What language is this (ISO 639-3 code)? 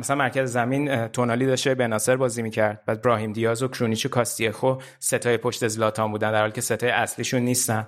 fas